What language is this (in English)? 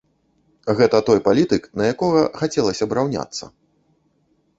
Belarusian